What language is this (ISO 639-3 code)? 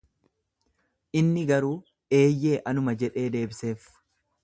orm